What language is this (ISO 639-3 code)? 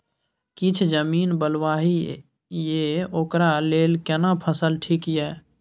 mai